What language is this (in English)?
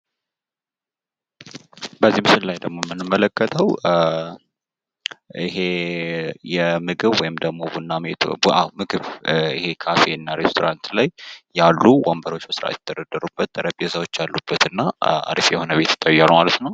Amharic